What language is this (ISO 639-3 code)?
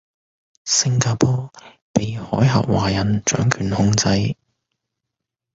yue